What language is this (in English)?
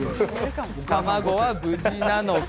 Japanese